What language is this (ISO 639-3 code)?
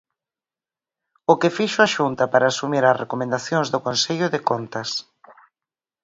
glg